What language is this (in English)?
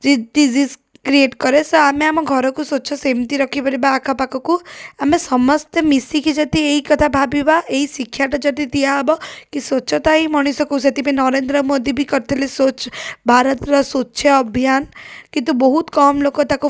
Odia